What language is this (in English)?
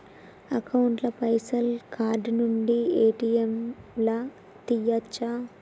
Telugu